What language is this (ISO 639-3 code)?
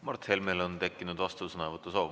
est